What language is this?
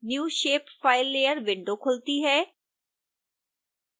Hindi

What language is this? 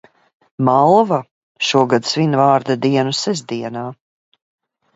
Latvian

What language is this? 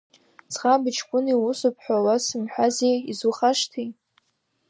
Abkhazian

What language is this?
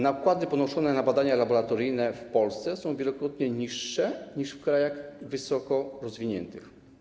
Polish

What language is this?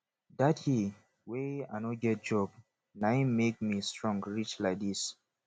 Nigerian Pidgin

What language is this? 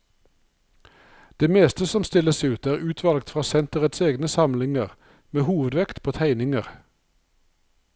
Norwegian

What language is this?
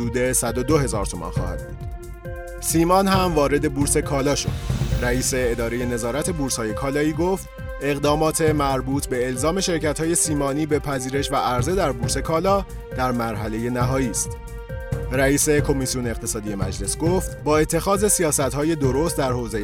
Persian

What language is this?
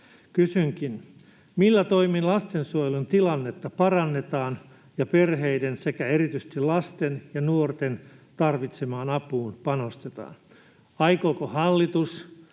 Finnish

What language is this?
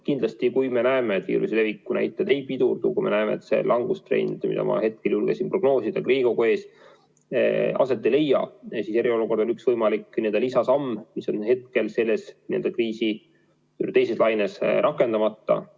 Estonian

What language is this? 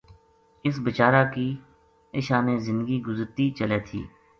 Gujari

